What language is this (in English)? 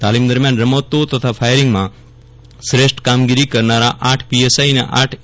Gujarati